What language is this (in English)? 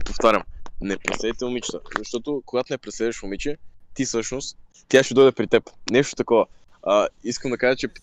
Bulgarian